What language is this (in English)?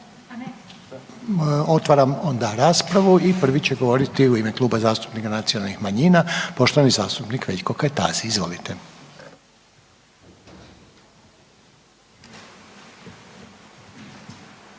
Croatian